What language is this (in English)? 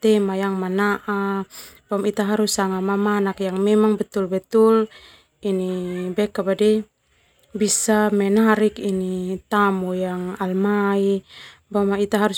Termanu